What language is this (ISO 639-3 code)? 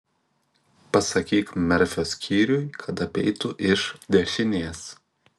lit